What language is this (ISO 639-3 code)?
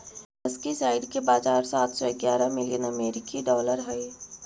mag